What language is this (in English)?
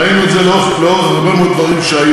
Hebrew